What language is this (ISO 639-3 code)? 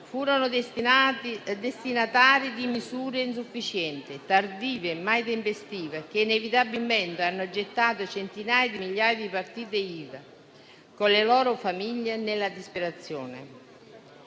ita